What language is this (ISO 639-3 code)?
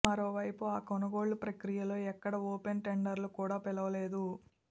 tel